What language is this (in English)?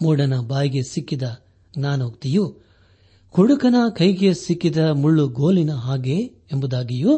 Kannada